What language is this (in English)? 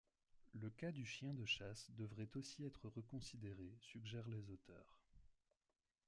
French